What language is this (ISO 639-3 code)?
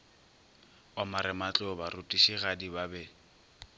nso